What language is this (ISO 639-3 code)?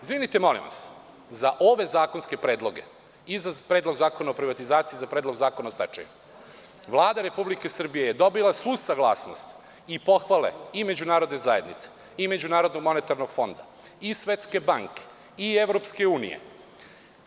srp